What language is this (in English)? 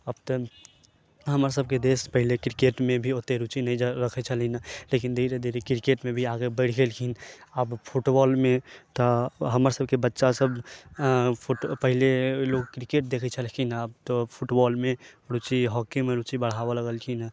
Maithili